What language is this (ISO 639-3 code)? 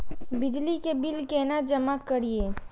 mai